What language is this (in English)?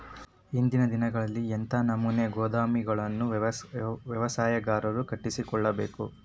Kannada